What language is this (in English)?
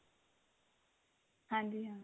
Punjabi